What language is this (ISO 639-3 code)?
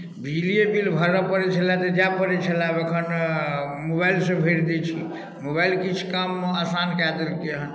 mai